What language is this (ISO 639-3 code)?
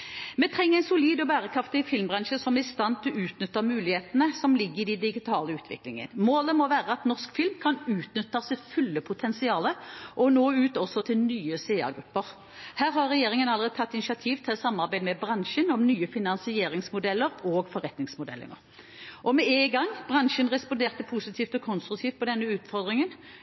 nob